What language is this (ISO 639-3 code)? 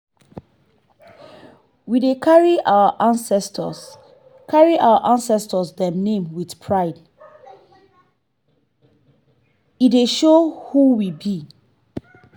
pcm